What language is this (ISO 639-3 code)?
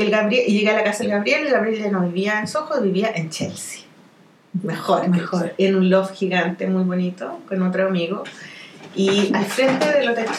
spa